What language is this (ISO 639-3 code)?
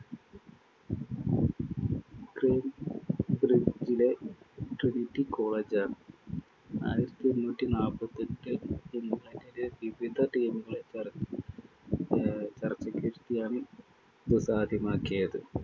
mal